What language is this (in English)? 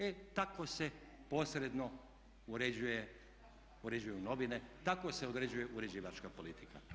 Croatian